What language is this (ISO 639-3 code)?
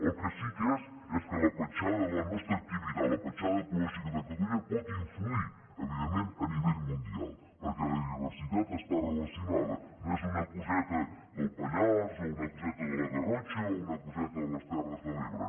cat